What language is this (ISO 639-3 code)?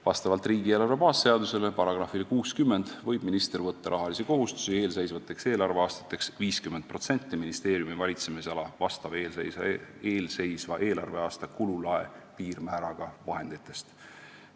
est